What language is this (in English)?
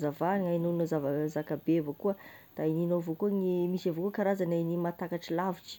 Tesaka Malagasy